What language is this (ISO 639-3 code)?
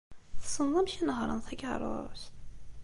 kab